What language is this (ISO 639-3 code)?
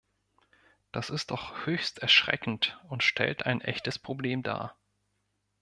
deu